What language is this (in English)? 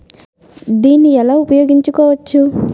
Telugu